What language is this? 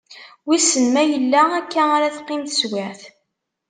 Kabyle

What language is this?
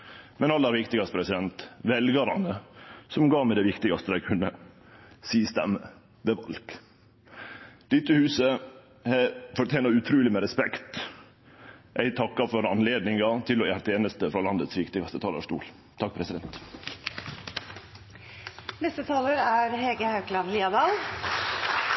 Norwegian Nynorsk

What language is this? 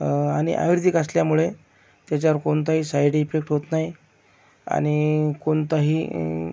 Marathi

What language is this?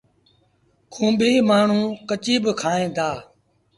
Sindhi Bhil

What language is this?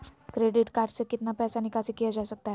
Magahi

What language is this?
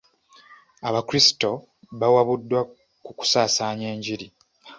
Ganda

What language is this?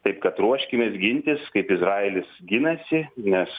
Lithuanian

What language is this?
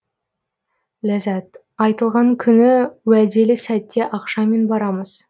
Kazakh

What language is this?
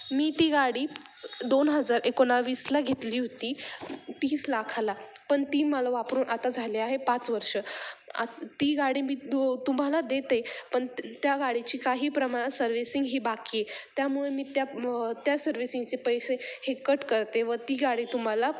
Marathi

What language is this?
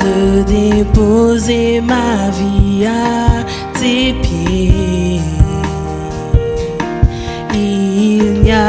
French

